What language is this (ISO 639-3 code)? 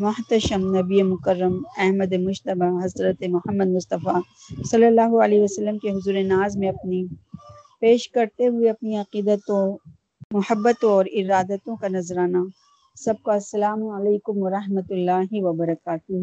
urd